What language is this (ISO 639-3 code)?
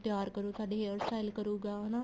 pan